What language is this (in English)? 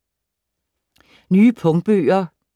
Danish